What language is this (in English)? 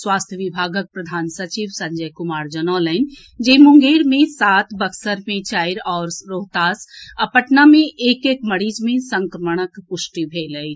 Maithili